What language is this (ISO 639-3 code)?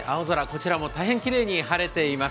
jpn